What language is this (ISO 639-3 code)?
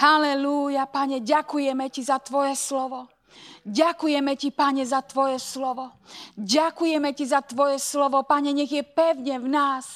slk